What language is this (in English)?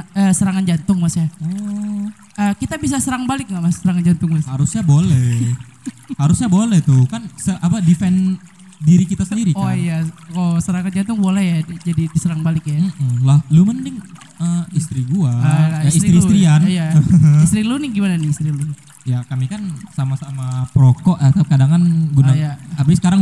Indonesian